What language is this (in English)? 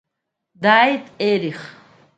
Abkhazian